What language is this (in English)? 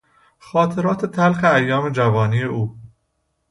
Persian